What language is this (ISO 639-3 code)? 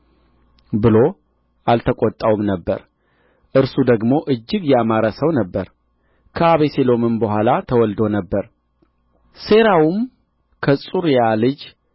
amh